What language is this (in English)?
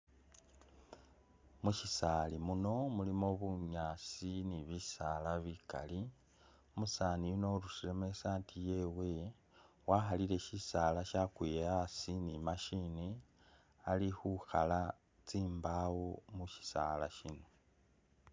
Masaaba